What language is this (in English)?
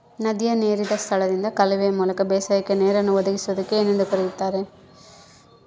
Kannada